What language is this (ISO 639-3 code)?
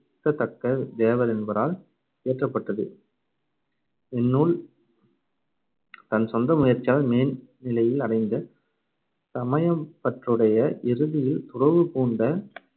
tam